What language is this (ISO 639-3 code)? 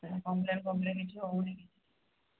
ori